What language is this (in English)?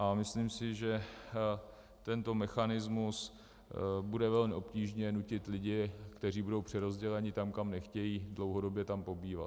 Czech